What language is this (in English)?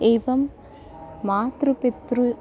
Sanskrit